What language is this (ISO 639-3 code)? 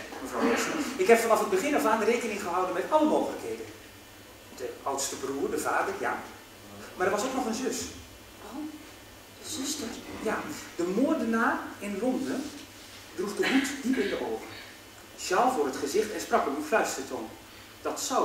nld